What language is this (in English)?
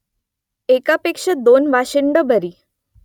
Marathi